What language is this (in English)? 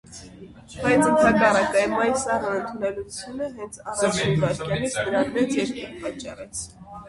Armenian